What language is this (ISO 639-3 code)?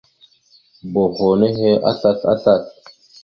mxu